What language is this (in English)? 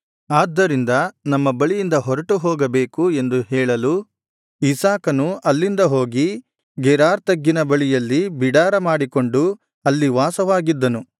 Kannada